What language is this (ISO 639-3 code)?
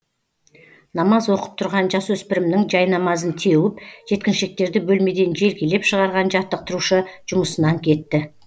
kaz